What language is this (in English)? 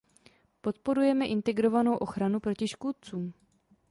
Czech